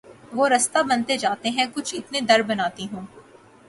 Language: Urdu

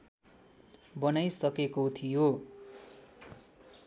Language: Nepali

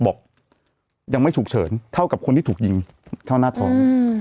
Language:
Thai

